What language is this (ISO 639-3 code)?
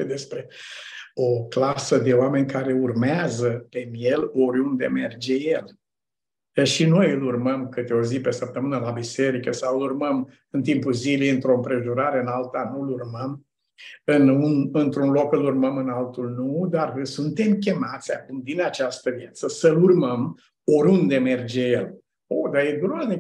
ron